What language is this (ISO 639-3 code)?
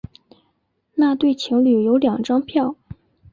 zho